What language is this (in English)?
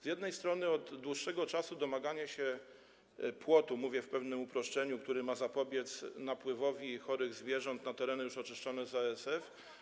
Polish